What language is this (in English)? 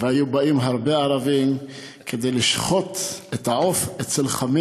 Hebrew